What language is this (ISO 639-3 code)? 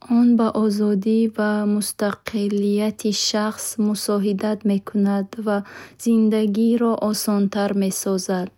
bhh